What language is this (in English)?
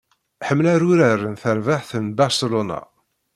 Kabyle